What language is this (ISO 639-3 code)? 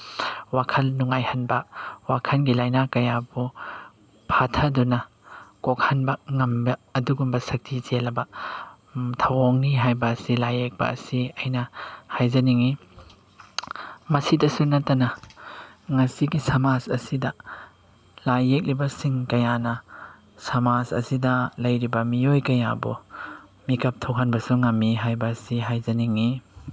mni